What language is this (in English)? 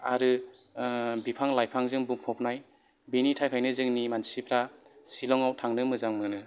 Bodo